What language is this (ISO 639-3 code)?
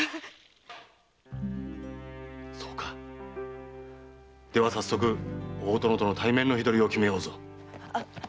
jpn